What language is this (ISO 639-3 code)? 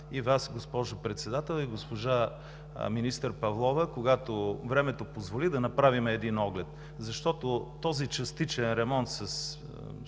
bul